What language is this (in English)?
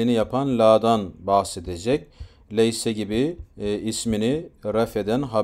Turkish